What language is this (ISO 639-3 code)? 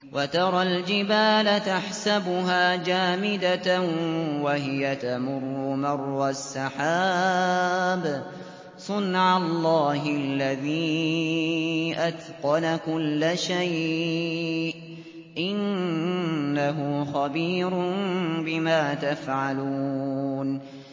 ara